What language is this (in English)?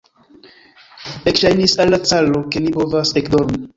Esperanto